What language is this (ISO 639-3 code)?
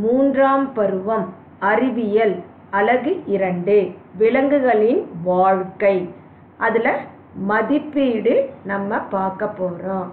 tam